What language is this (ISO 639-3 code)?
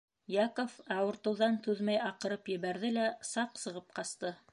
bak